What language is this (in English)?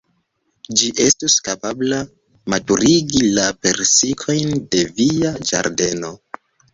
Esperanto